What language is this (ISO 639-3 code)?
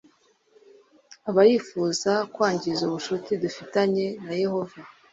kin